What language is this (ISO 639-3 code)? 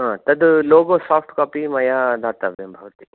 san